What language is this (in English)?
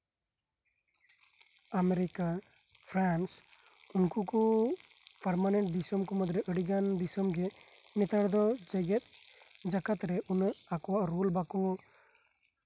Santali